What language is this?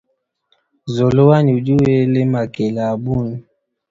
Luba-Lulua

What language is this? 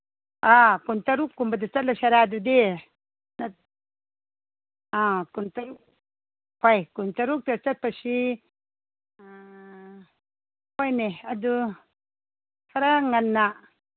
Manipuri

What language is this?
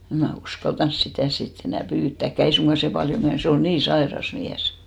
Finnish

